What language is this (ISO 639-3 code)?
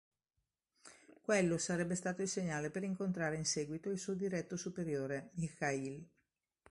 ita